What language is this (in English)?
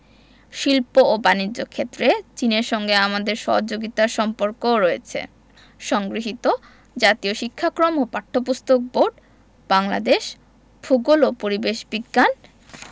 Bangla